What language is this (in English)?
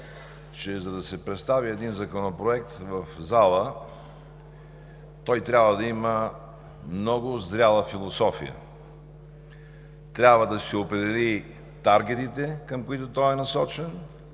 Bulgarian